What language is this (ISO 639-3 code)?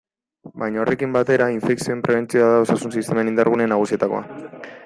eus